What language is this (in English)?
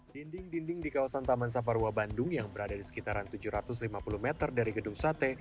Indonesian